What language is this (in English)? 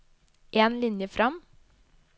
Norwegian